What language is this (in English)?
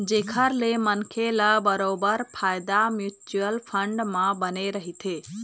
Chhattisgarhi